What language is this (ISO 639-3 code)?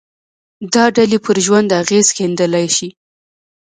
pus